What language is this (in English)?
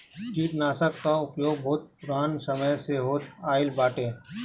Bhojpuri